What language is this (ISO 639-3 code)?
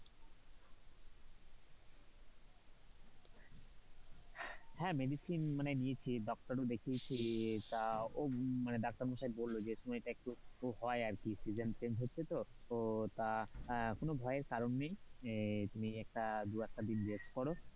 ben